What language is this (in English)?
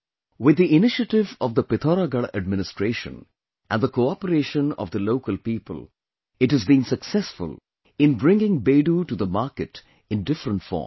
English